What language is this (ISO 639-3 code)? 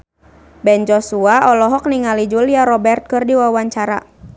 sun